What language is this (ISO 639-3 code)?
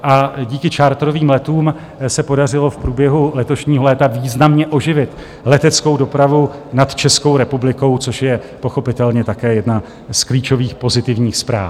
ces